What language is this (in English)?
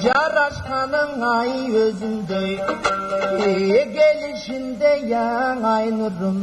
Turkish